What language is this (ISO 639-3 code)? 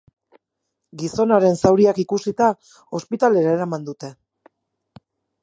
eus